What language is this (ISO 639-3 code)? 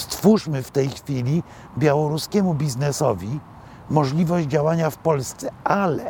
pol